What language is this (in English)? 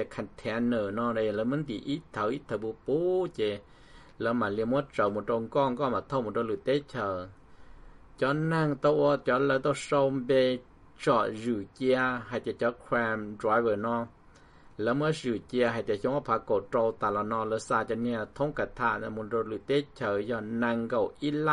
Thai